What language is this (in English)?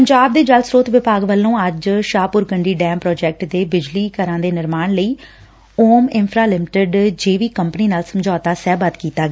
Punjabi